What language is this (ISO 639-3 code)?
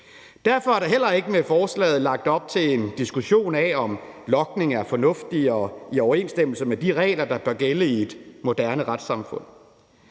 dan